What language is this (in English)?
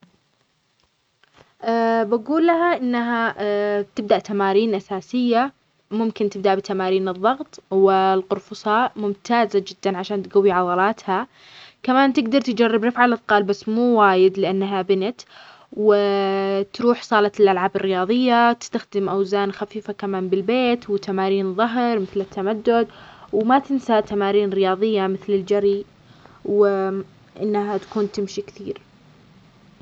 Omani Arabic